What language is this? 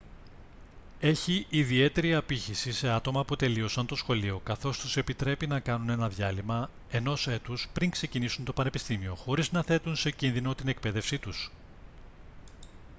Greek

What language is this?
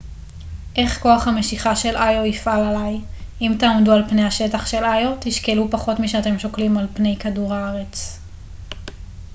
Hebrew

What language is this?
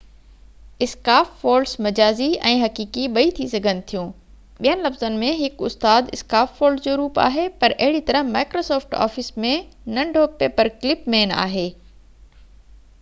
Sindhi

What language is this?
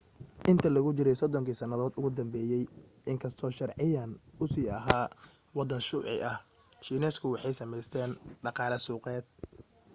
Somali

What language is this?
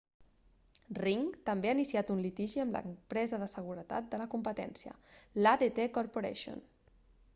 Catalan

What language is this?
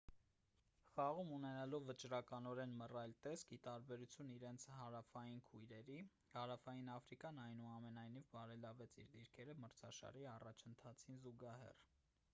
Armenian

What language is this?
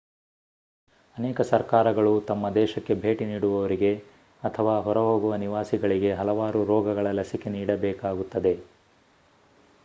Kannada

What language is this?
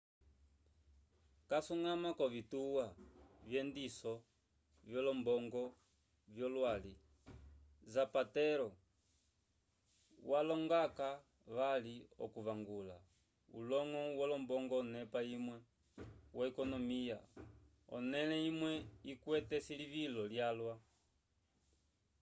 Umbundu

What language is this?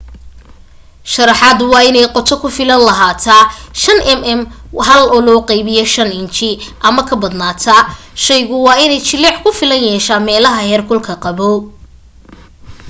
Somali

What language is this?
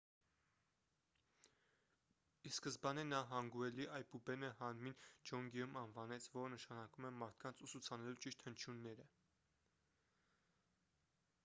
Armenian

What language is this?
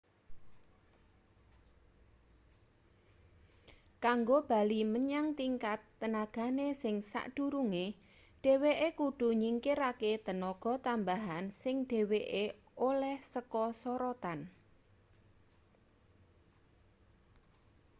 Javanese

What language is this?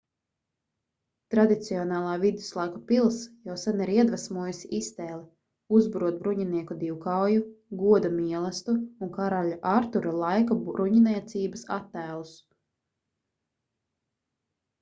Latvian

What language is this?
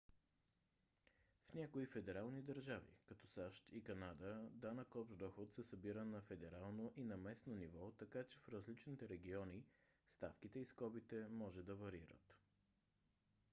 Bulgarian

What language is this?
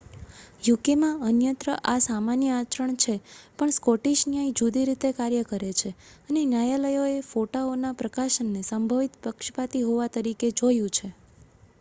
Gujarati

